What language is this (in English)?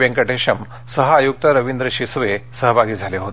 Marathi